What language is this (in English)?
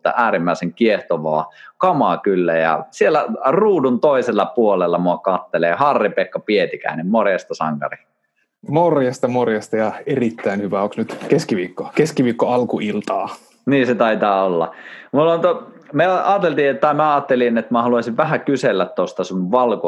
Finnish